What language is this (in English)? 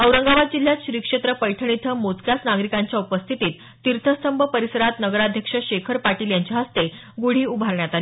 Marathi